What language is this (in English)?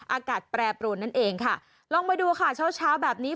Thai